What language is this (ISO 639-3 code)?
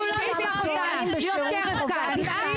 heb